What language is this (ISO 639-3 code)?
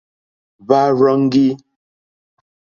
bri